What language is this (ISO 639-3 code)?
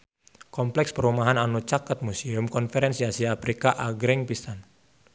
sun